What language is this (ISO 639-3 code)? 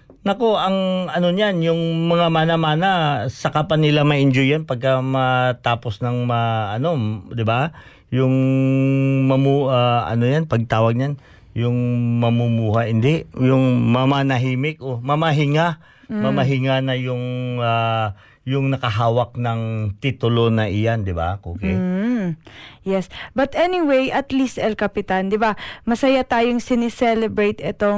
fil